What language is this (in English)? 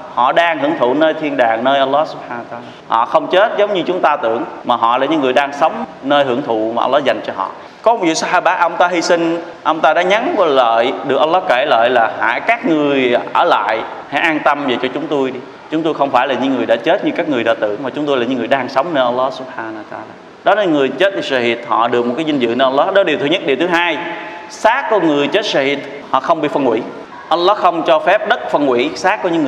Vietnamese